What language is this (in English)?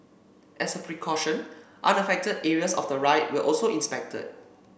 English